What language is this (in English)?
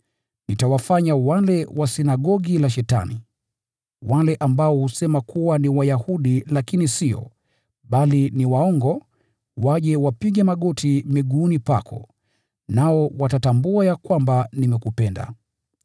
Swahili